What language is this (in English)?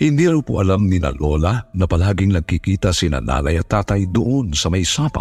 Filipino